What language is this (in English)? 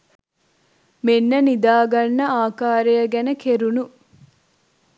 Sinhala